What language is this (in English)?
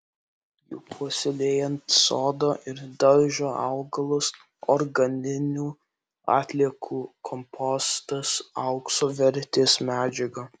Lithuanian